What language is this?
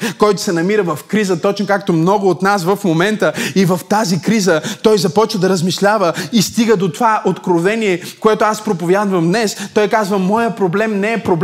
Bulgarian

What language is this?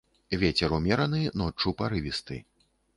Belarusian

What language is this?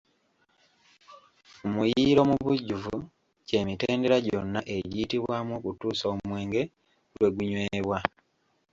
Ganda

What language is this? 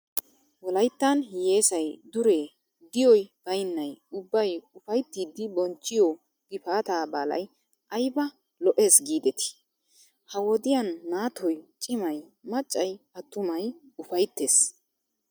Wolaytta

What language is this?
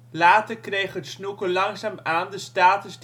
Dutch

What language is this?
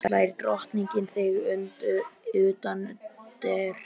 Icelandic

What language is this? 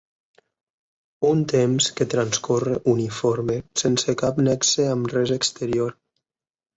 Catalan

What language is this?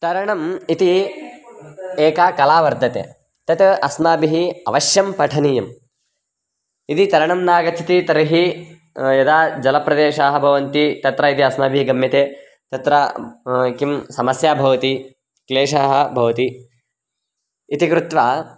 Sanskrit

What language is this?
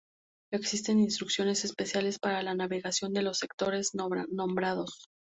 Spanish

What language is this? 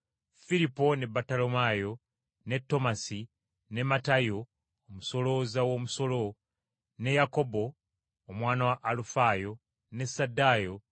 Ganda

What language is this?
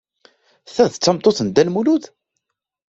Kabyle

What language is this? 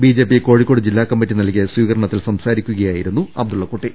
Malayalam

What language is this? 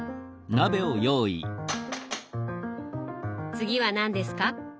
Japanese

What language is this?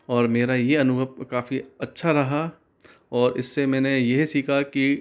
Hindi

